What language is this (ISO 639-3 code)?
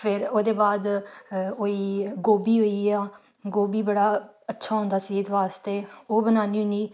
doi